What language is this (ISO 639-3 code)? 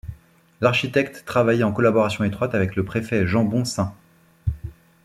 fra